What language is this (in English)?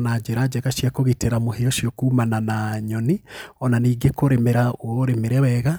Kikuyu